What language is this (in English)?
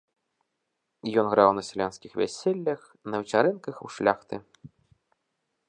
Belarusian